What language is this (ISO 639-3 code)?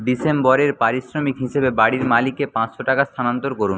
ben